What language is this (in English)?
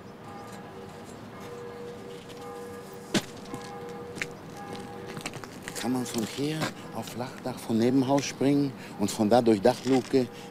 German